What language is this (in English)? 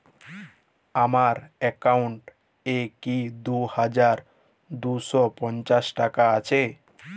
Bangla